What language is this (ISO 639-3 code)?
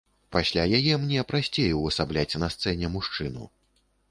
bel